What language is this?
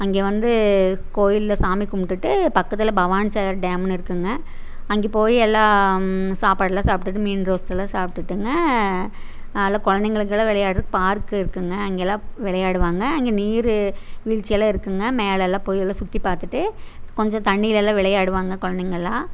Tamil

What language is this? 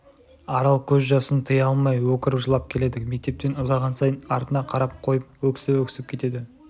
Kazakh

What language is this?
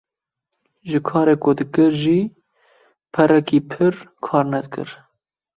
Kurdish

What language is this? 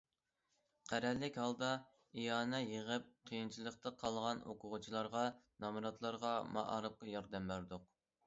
Uyghur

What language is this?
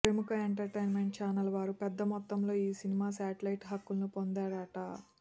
Telugu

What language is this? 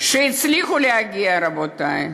Hebrew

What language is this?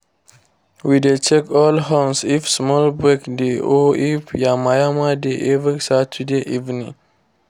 Nigerian Pidgin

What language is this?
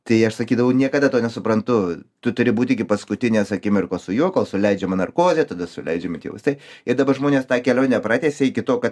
Lithuanian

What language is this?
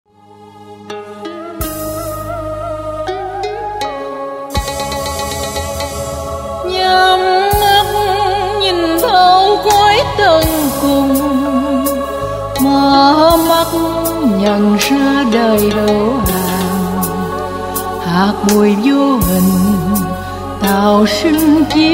Indonesian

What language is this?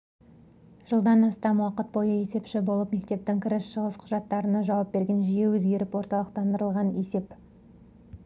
Kazakh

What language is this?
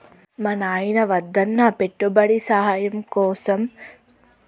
Telugu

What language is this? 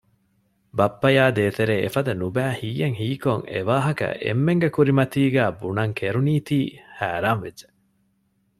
Divehi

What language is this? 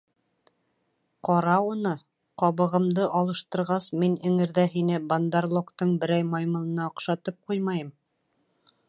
Bashkir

